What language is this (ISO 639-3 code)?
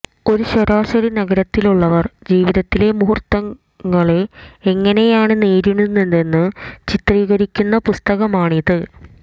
mal